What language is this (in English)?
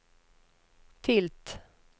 Swedish